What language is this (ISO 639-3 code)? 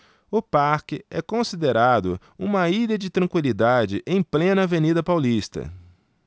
por